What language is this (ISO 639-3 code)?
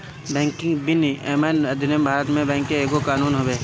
bho